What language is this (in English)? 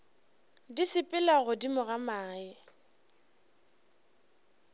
Northern Sotho